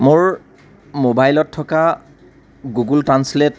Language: Assamese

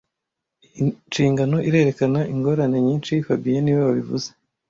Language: Kinyarwanda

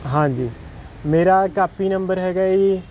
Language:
Punjabi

